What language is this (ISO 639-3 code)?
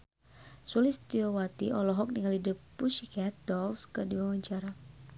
sun